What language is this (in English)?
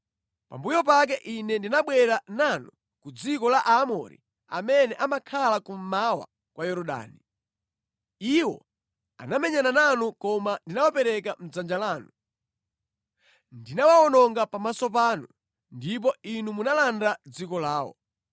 Nyanja